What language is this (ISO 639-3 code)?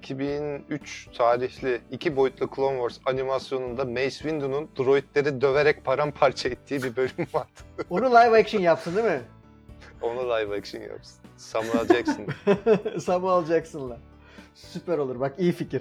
tur